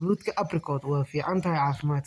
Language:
Somali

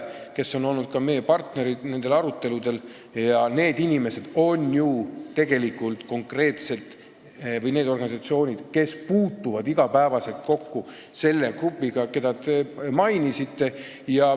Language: Estonian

